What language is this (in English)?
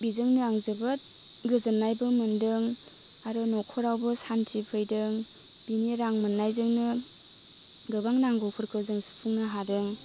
Bodo